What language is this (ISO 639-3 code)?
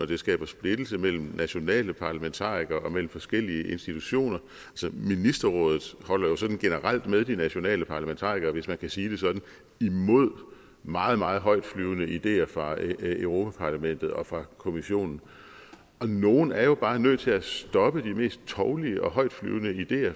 dan